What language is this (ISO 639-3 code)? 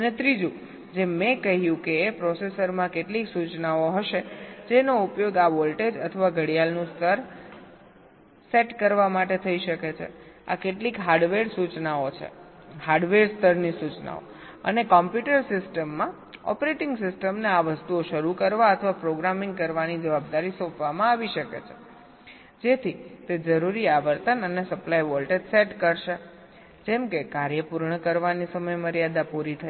guj